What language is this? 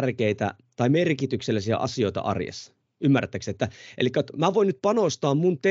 Finnish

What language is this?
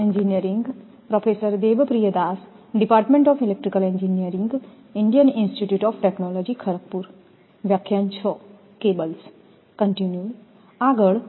Gujarati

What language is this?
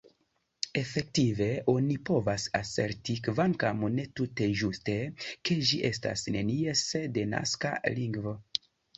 Esperanto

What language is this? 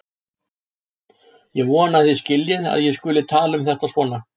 Icelandic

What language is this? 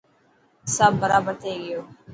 Dhatki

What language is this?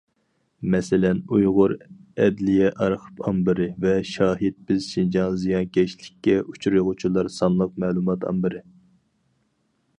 Uyghur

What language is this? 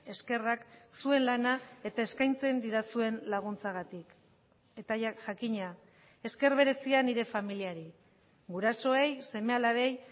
Basque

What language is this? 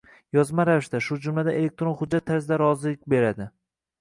Uzbek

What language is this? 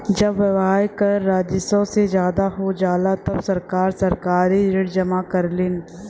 Bhojpuri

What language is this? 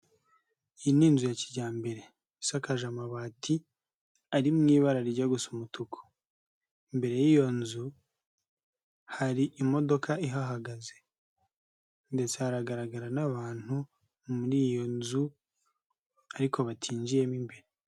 Kinyarwanda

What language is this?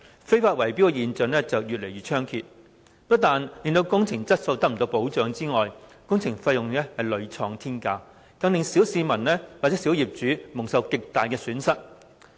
Cantonese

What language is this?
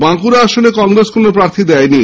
Bangla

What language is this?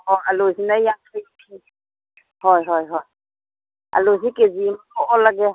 Manipuri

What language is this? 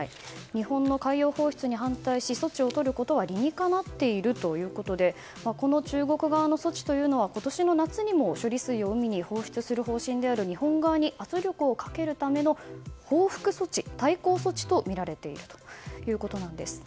Japanese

